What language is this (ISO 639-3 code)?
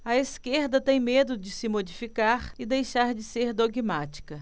por